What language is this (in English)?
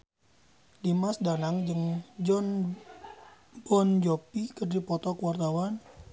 Sundanese